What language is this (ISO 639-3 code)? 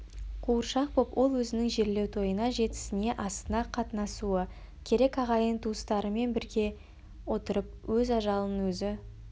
kaz